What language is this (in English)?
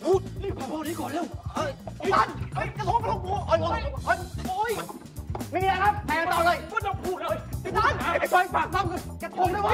Thai